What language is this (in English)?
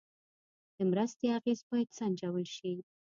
Pashto